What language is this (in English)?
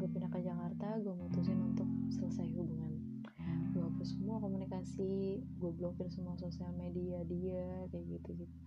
Indonesian